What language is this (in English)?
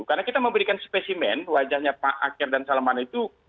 Indonesian